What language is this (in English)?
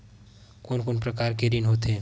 Chhattisgarhi